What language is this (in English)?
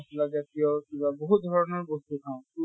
Assamese